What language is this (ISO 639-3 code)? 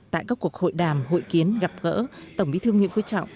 vie